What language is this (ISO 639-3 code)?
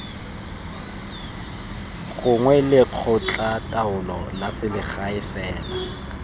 tsn